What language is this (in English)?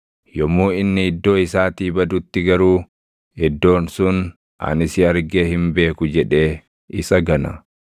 Oromo